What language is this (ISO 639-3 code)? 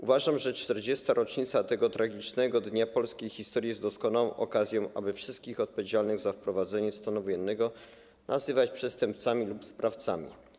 pol